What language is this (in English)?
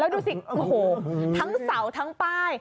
Thai